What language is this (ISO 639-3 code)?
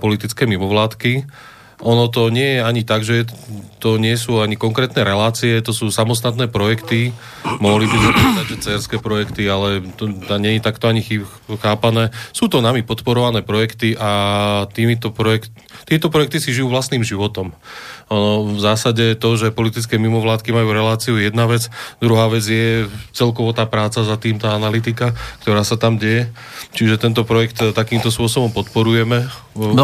slk